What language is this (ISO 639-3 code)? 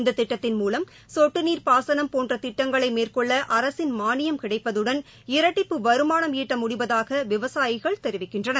tam